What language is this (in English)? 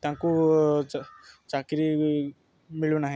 Odia